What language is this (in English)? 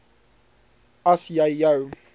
Afrikaans